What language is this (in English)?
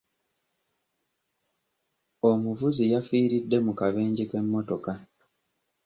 Ganda